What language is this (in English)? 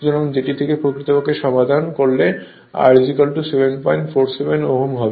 Bangla